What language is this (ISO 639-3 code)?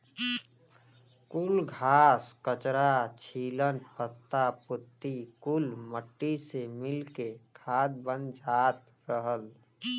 bho